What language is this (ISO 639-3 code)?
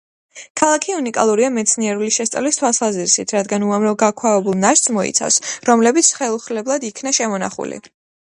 kat